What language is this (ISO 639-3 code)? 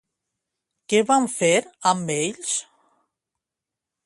cat